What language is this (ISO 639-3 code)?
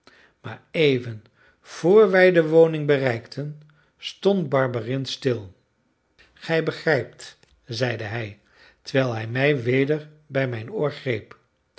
nld